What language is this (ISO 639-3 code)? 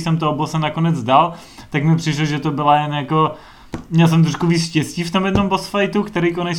ces